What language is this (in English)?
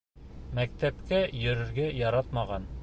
Bashkir